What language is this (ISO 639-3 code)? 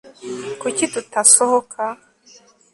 kin